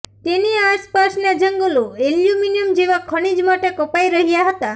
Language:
Gujarati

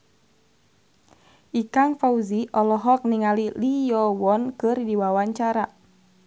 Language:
Sundanese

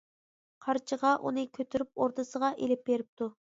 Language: Uyghur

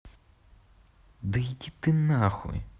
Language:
Russian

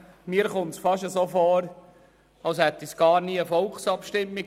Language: Swiss German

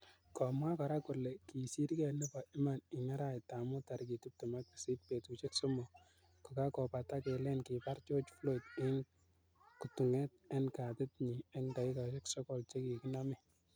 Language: Kalenjin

